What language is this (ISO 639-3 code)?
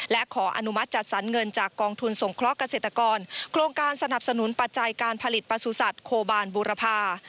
tha